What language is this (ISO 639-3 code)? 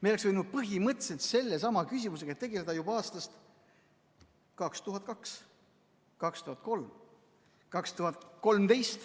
est